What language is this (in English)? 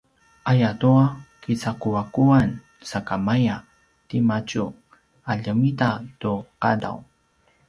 Paiwan